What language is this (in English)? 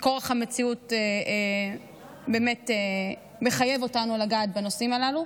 Hebrew